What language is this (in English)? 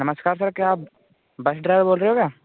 Hindi